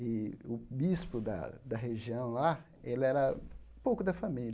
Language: Portuguese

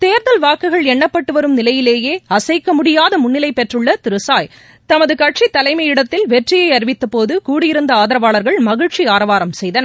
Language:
Tamil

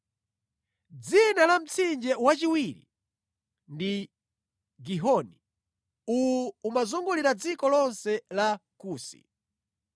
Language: Nyanja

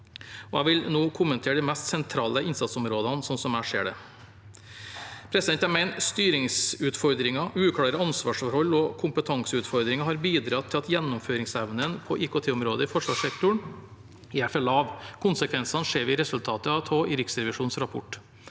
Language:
Norwegian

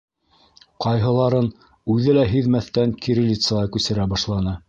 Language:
Bashkir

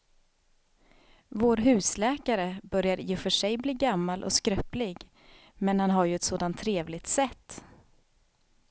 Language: Swedish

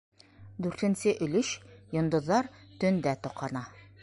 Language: Bashkir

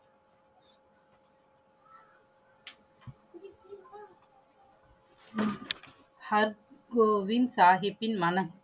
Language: Tamil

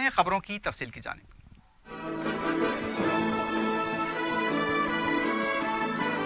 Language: Hindi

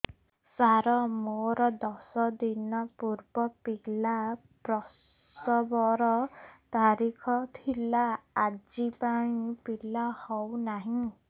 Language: Odia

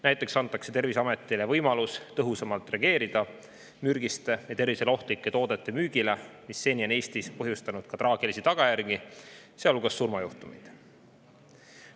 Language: Estonian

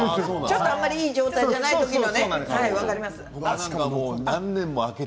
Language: Japanese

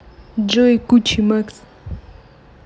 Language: Russian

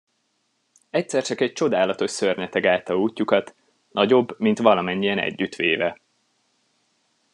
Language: Hungarian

